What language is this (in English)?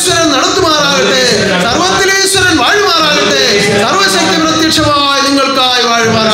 Arabic